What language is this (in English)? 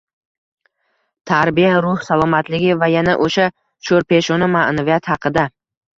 Uzbek